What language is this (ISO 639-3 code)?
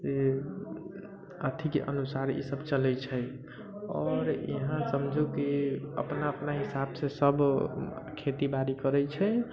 mai